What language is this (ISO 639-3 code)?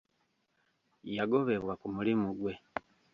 lug